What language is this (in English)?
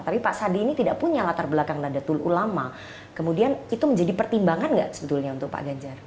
Indonesian